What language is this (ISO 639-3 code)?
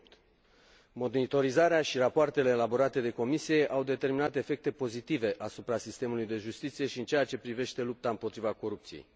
ron